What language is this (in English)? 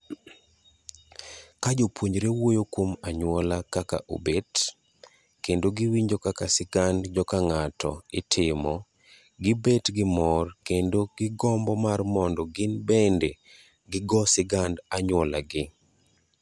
Luo (Kenya and Tanzania)